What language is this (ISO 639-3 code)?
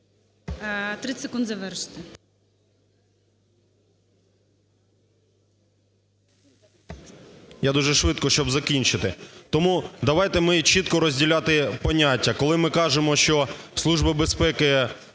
ukr